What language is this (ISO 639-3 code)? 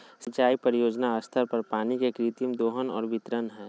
mag